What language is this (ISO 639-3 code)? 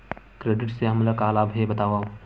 hne